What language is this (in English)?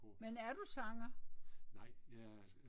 Danish